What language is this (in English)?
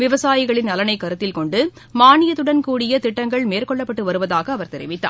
Tamil